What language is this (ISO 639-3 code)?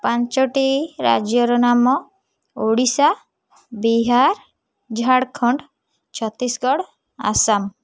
ori